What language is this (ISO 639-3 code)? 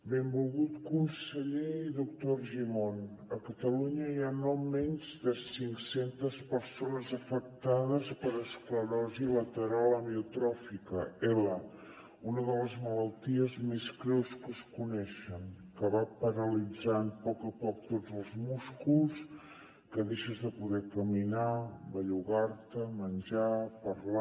cat